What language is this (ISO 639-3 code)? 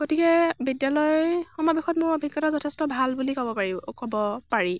asm